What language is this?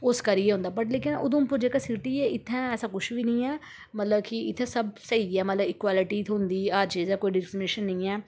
Dogri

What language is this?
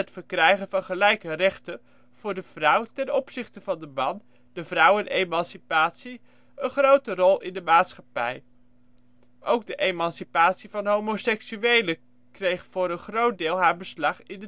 Dutch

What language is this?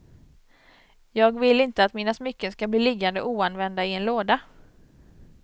Swedish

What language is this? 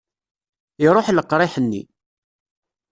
Kabyle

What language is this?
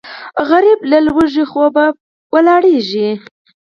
Pashto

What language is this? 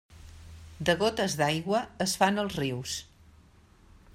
Catalan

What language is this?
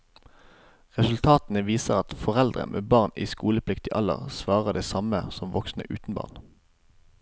Norwegian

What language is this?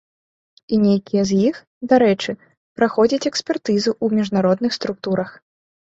Belarusian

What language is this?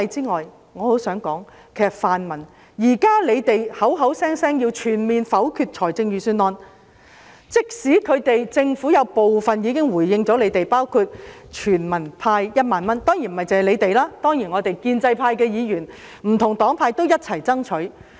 Cantonese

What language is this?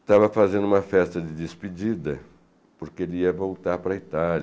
Portuguese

